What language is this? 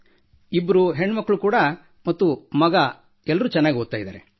Kannada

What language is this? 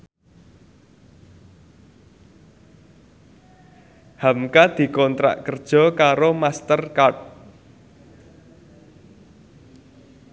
Javanese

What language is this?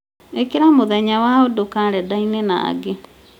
Kikuyu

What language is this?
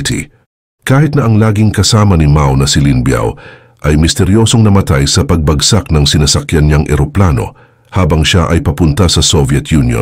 Filipino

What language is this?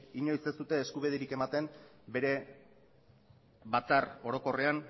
Basque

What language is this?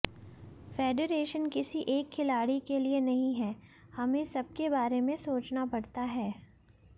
Hindi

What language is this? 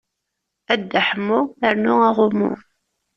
Kabyle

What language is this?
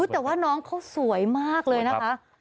Thai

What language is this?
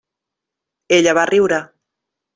Catalan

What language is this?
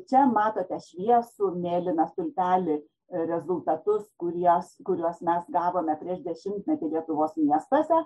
Lithuanian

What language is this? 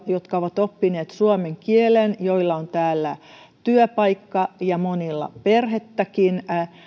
Finnish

